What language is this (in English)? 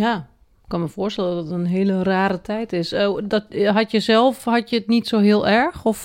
Dutch